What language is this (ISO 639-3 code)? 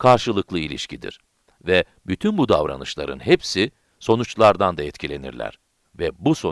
tur